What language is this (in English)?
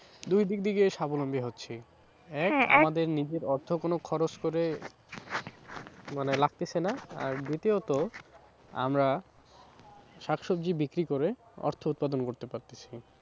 Bangla